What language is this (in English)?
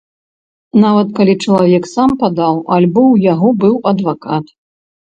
Belarusian